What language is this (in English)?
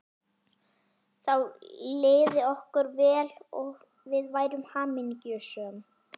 Icelandic